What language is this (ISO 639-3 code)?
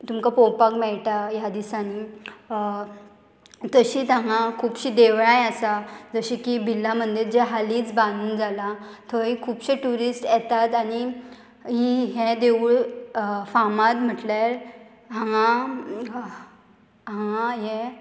kok